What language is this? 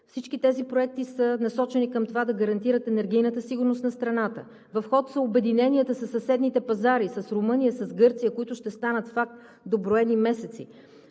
Bulgarian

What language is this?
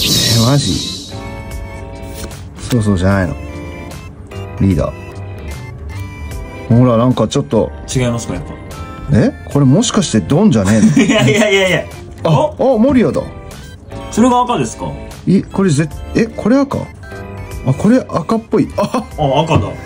Japanese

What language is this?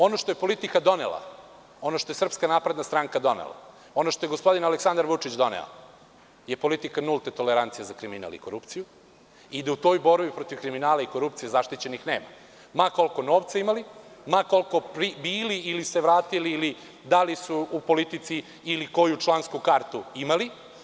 Serbian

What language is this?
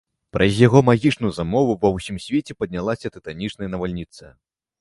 Belarusian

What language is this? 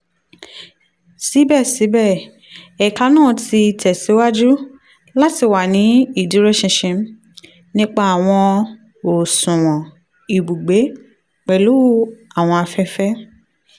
Yoruba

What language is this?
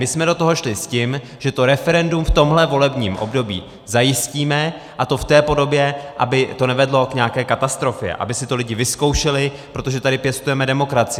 Czech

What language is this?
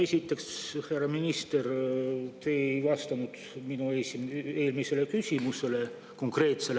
Estonian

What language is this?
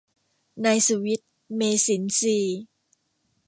Thai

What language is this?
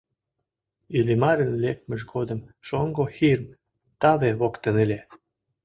Mari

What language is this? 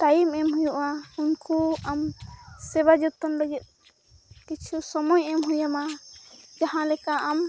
Santali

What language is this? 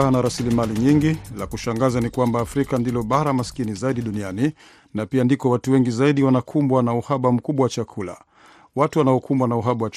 Swahili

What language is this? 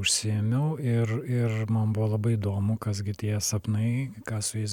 Lithuanian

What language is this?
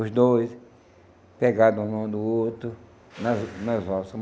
Portuguese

